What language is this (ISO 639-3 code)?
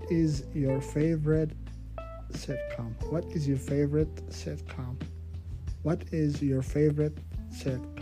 ara